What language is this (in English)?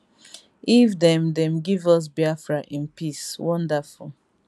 Nigerian Pidgin